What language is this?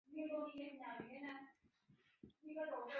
Chinese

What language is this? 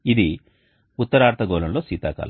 Telugu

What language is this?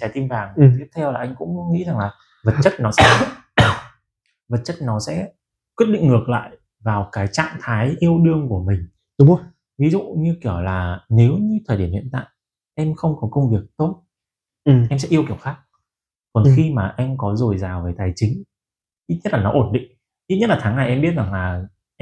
Vietnamese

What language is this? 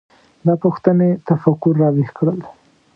Pashto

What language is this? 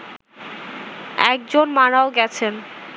Bangla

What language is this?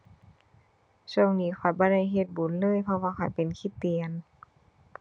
Thai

